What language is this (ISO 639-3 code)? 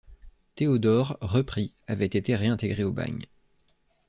fra